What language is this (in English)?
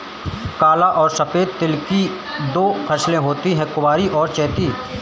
Hindi